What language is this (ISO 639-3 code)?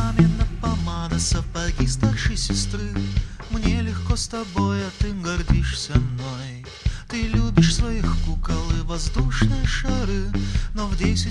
rus